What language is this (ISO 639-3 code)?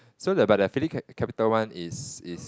eng